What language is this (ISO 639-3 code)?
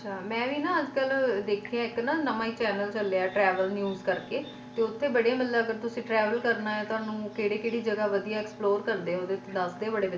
pan